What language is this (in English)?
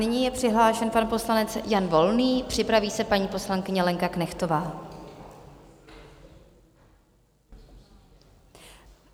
Czech